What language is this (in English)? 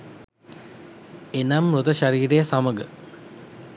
Sinhala